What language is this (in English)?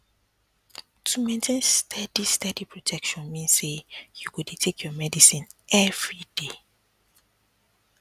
Nigerian Pidgin